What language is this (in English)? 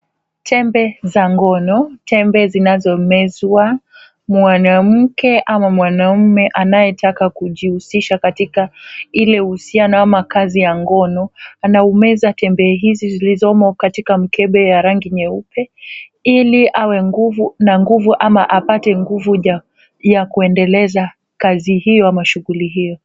Swahili